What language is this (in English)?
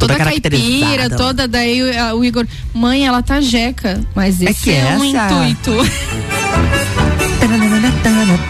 Portuguese